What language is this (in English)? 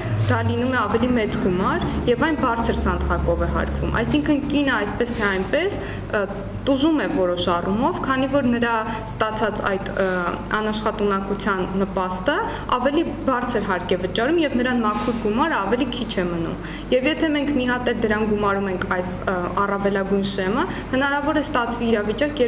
Romanian